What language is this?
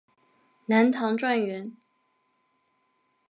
Chinese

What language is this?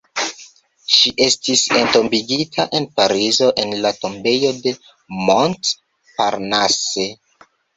Esperanto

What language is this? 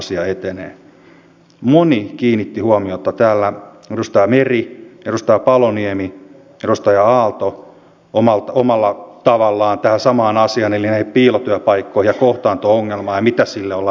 Finnish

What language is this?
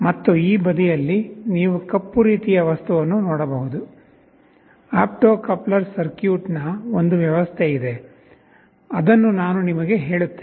Kannada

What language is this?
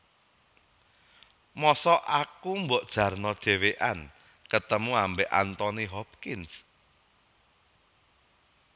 Javanese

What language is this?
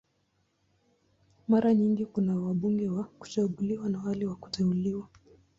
Swahili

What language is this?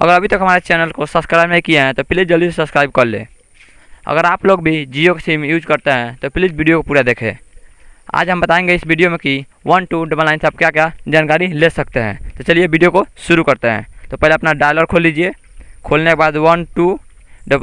Hindi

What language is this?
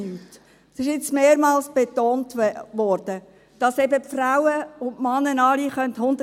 Swiss German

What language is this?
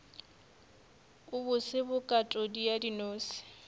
Northern Sotho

